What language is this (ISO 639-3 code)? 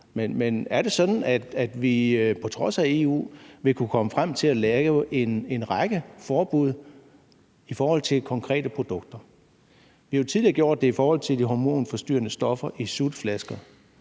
dan